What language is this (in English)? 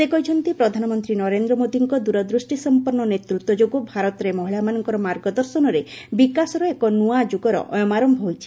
Odia